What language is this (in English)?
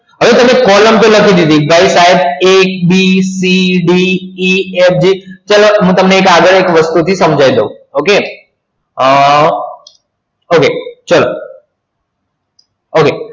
Gujarati